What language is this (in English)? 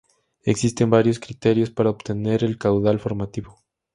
Spanish